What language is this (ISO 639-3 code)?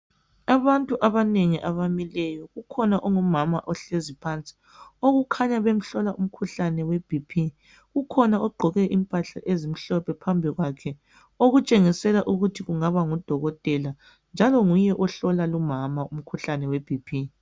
nde